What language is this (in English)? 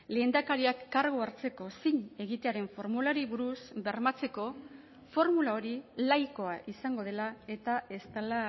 Basque